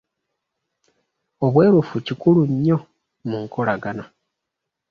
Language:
Ganda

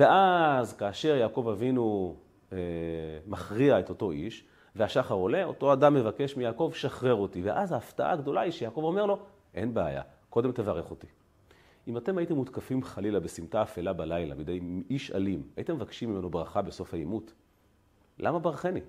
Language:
Hebrew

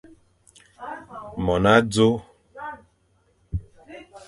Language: Fang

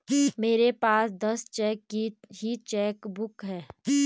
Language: Hindi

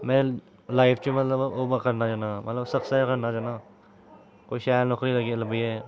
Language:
Dogri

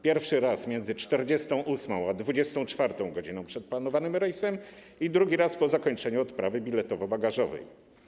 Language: Polish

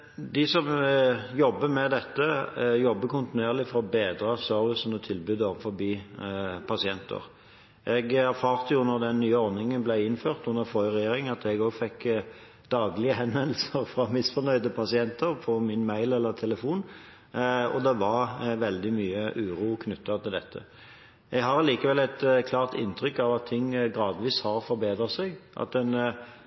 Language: Norwegian Bokmål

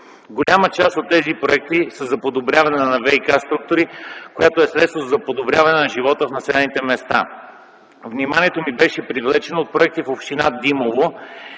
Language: Bulgarian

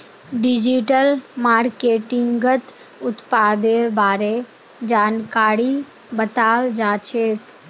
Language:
Magahi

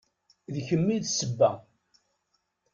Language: Kabyle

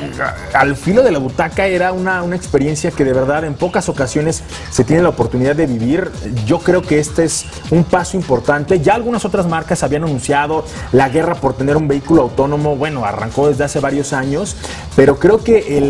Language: Spanish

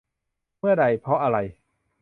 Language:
Thai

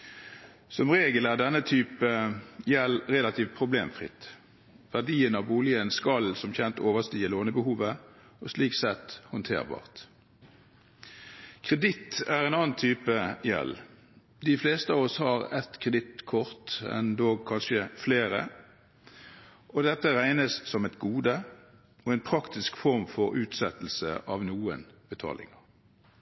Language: Norwegian Bokmål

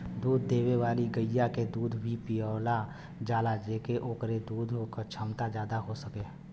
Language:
Bhojpuri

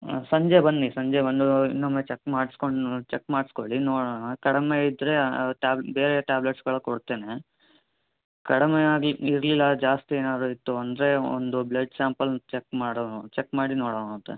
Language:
Kannada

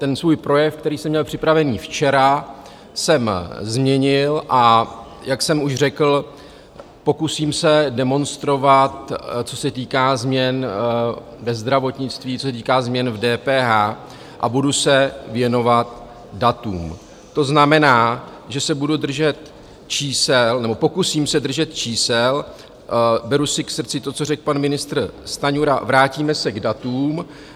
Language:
Czech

